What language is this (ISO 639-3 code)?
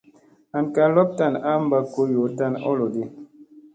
mse